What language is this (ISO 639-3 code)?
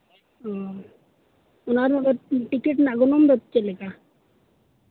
sat